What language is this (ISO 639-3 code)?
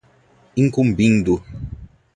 por